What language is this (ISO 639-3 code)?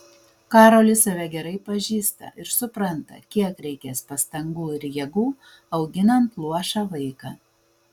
lit